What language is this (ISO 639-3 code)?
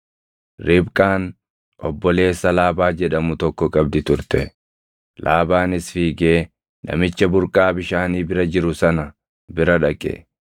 orm